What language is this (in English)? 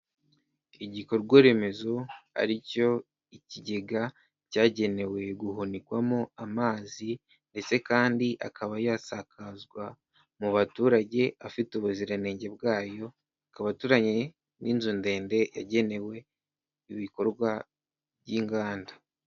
Kinyarwanda